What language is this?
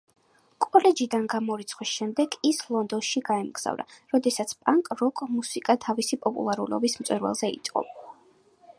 Georgian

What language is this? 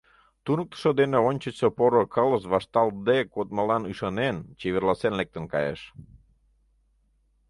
Mari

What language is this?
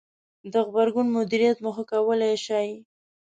Pashto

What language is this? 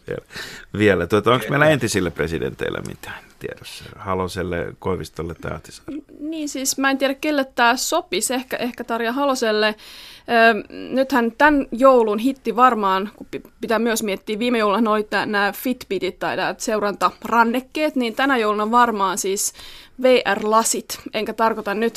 Finnish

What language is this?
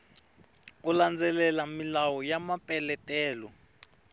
Tsonga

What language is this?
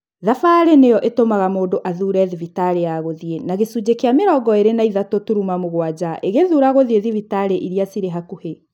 Kikuyu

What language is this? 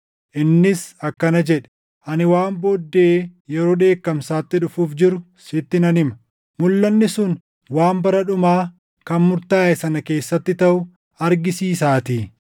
Oromo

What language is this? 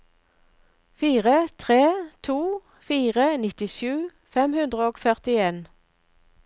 Norwegian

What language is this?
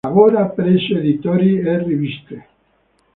Italian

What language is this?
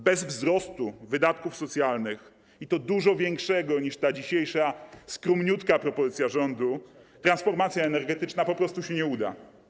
Polish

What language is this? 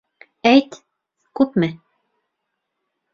Bashkir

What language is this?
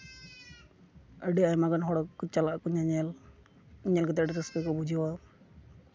Santali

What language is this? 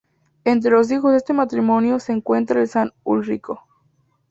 Spanish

